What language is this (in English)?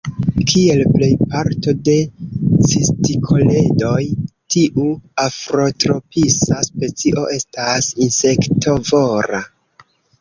Esperanto